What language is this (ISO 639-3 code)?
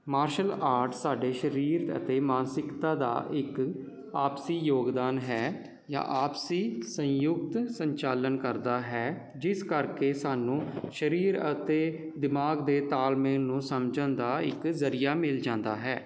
pan